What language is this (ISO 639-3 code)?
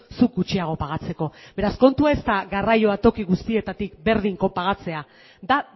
eus